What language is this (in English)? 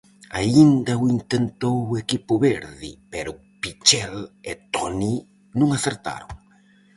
Galician